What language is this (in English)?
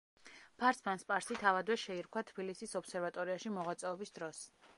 Georgian